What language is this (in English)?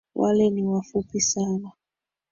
Swahili